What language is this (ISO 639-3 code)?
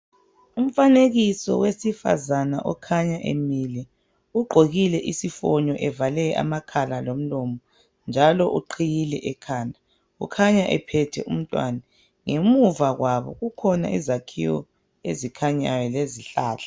nde